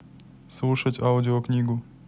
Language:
Russian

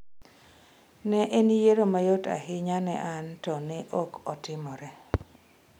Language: Luo (Kenya and Tanzania)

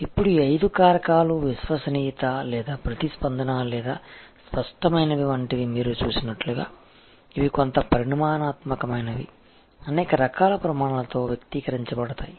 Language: Telugu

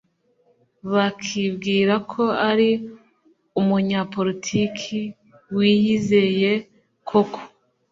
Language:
Kinyarwanda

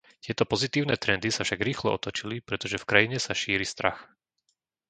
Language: Slovak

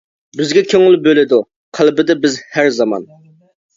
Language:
Uyghur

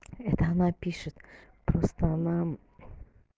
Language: Russian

